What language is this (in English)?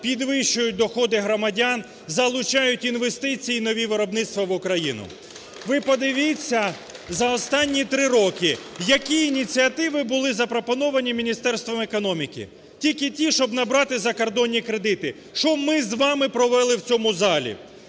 Ukrainian